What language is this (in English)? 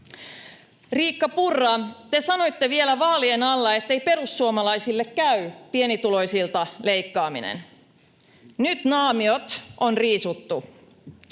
Finnish